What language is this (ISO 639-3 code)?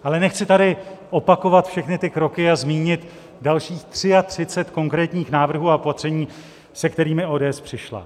ces